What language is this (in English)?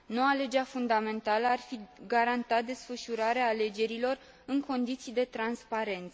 Romanian